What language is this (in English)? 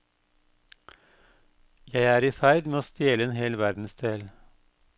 Norwegian